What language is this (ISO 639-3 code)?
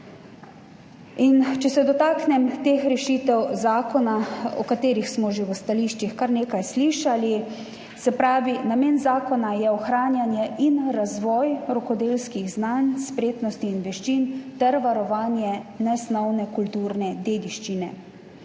slv